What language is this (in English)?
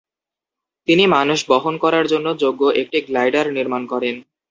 Bangla